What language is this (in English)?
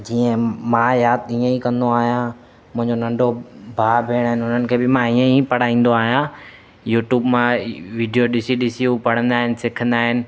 Sindhi